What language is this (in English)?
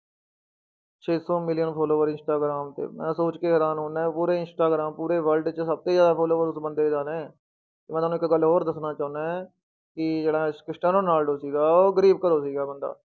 Punjabi